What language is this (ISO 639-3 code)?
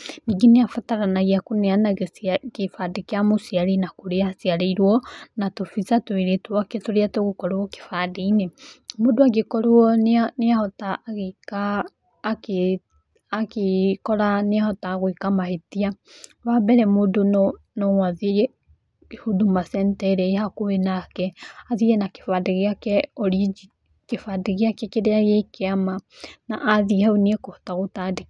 kik